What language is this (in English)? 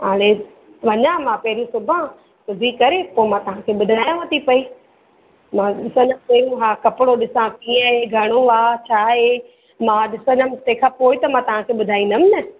Sindhi